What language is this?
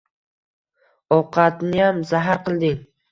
Uzbek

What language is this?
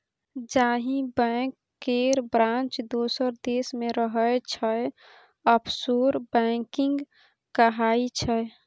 Maithili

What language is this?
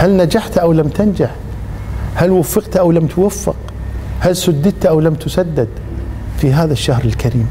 Arabic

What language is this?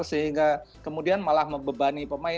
Indonesian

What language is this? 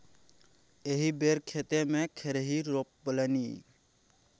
Maithili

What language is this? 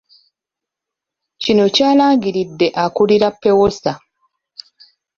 Ganda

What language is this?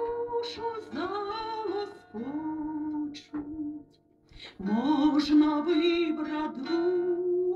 Ukrainian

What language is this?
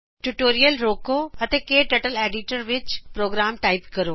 Punjabi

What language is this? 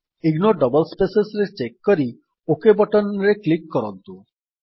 Odia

